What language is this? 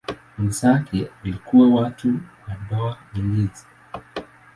Swahili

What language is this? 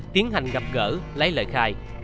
Vietnamese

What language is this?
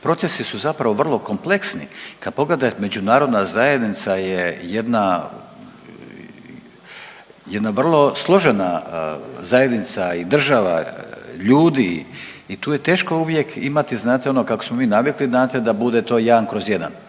Croatian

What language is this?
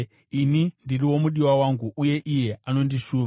Shona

